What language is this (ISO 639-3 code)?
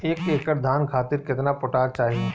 bho